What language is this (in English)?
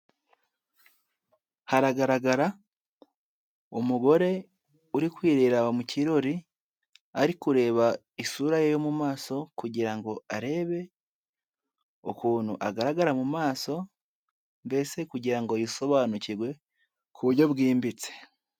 Kinyarwanda